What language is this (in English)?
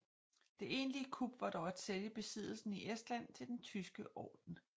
Danish